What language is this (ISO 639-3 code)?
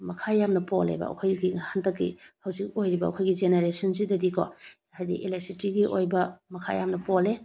mni